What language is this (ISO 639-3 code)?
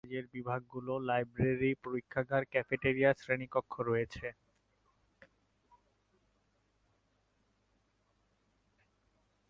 ben